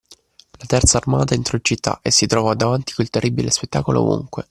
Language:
Italian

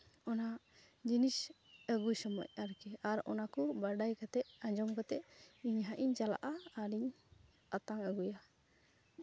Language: Santali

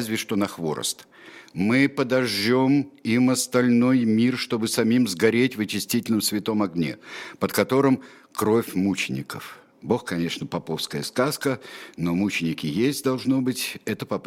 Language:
Russian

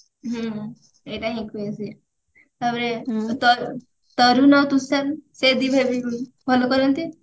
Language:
Odia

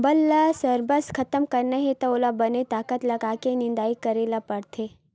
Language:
Chhattisgarhi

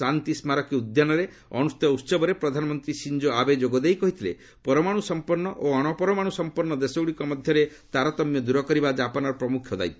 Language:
Odia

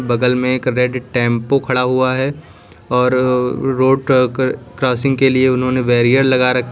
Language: Hindi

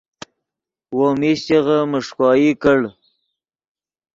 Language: Yidgha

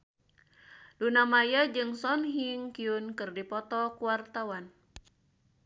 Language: Sundanese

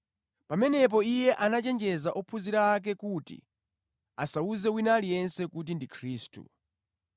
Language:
Nyanja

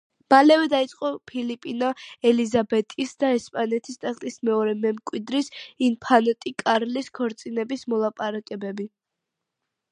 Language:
Georgian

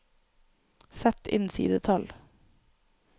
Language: Norwegian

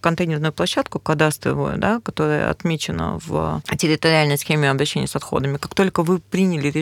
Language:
Russian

